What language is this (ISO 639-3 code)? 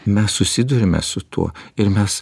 lit